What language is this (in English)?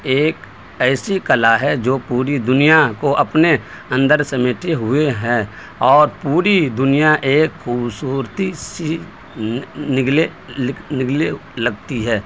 Urdu